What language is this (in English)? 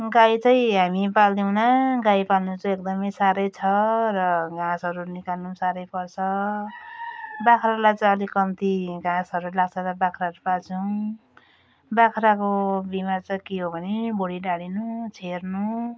Nepali